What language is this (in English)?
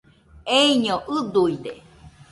Nüpode Huitoto